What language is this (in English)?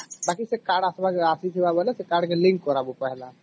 Odia